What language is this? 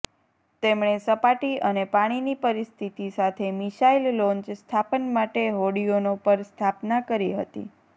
Gujarati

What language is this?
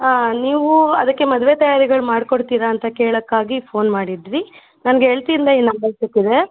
Kannada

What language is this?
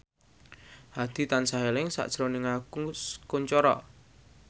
Javanese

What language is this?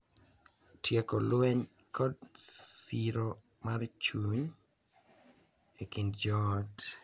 Luo (Kenya and Tanzania)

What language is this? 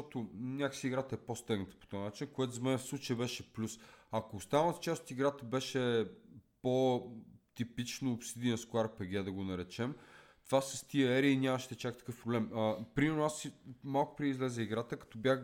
Bulgarian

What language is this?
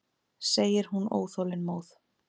Icelandic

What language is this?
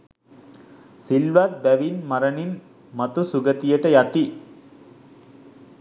Sinhala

